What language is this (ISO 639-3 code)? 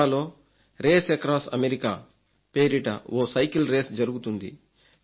tel